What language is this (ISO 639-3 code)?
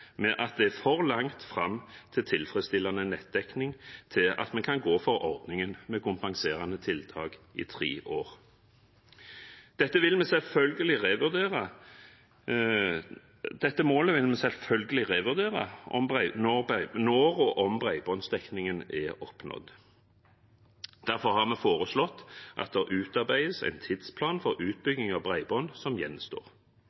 nob